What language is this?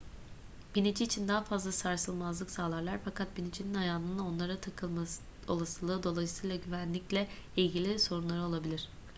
Turkish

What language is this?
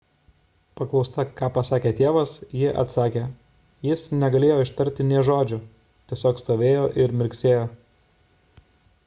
Lithuanian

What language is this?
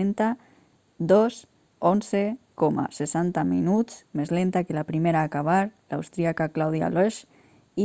Catalan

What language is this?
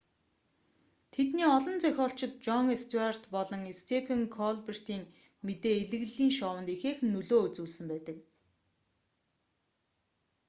Mongolian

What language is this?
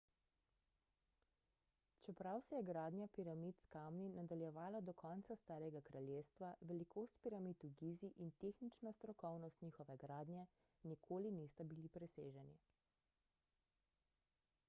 Slovenian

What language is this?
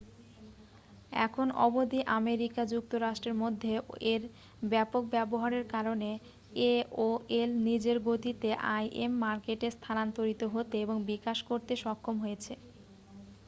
Bangla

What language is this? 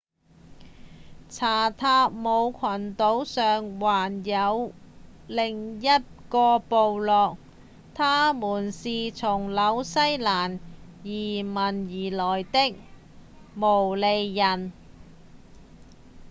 Cantonese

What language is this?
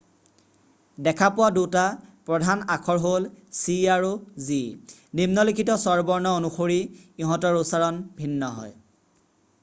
Assamese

